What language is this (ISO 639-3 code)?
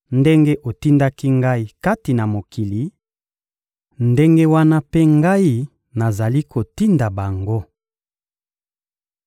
lin